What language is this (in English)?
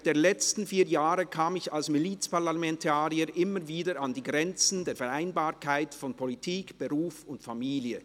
Swiss German